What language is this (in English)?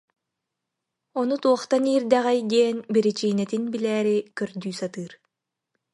Yakut